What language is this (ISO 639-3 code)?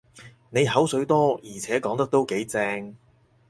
yue